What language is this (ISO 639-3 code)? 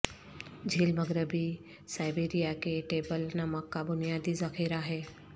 urd